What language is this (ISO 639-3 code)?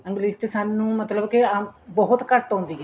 pan